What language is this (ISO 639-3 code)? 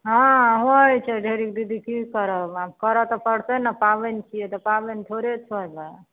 mai